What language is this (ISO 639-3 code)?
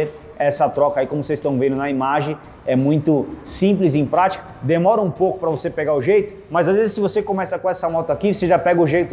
por